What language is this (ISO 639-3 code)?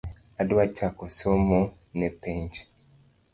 luo